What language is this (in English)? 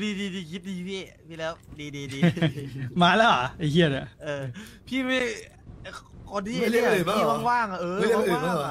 Thai